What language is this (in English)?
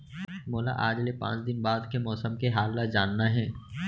Chhattisgarhi